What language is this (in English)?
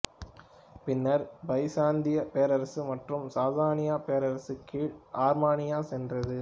Tamil